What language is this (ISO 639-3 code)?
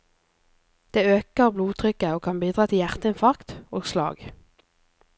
nor